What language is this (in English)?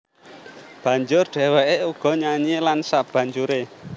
Javanese